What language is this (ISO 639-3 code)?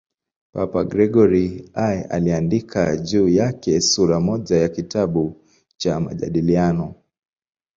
swa